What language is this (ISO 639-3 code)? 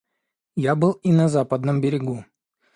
rus